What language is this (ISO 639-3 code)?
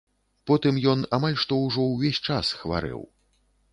bel